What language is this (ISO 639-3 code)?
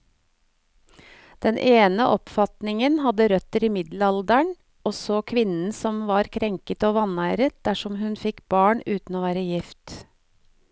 nor